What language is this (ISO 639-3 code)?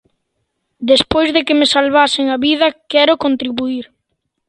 glg